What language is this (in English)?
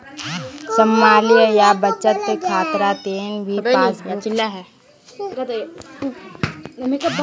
Magahi